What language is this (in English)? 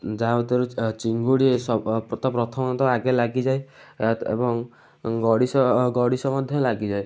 Odia